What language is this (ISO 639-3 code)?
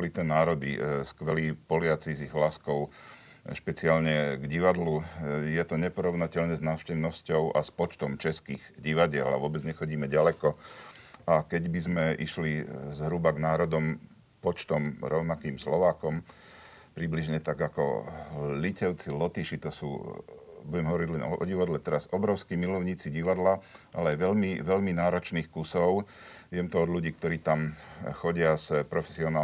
slk